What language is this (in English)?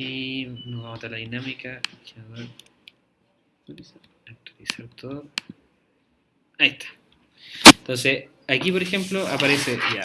Spanish